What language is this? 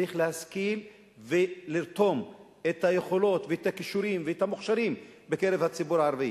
Hebrew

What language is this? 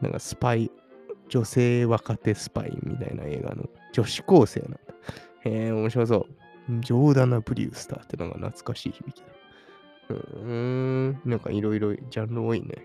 Japanese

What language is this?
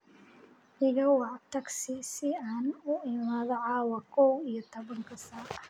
Somali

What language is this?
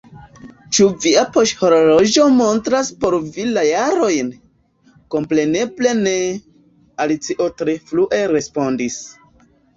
Esperanto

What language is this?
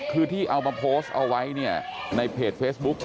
Thai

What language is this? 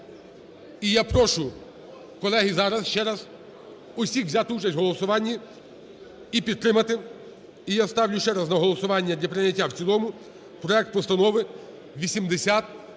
Ukrainian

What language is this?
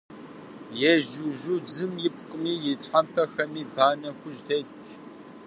Kabardian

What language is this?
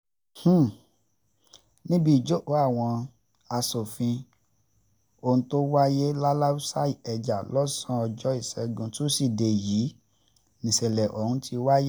Yoruba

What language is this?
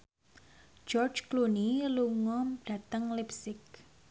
Javanese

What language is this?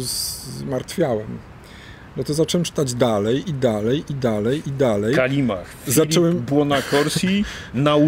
Polish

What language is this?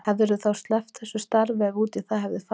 Icelandic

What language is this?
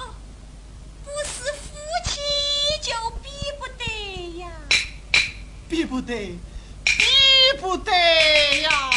Chinese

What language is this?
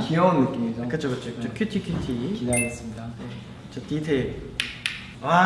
Korean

